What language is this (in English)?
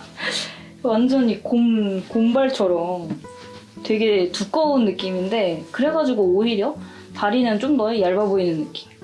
Korean